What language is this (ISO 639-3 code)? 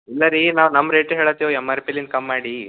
kan